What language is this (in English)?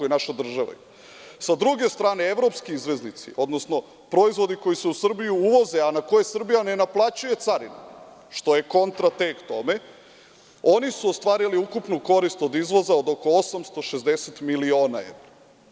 Serbian